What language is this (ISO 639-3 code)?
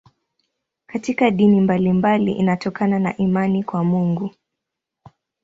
swa